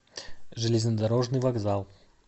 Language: Russian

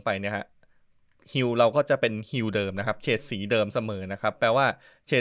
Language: Thai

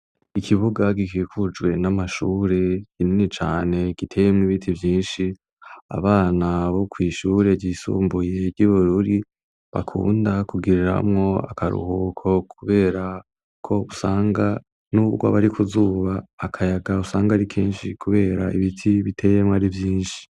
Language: Rundi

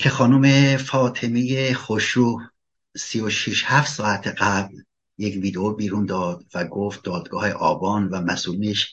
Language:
Persian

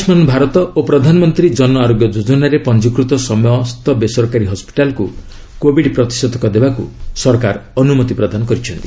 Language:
Odia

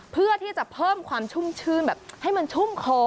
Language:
Thai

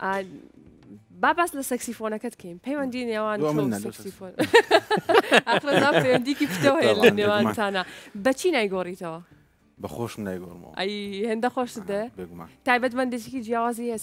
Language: Arabic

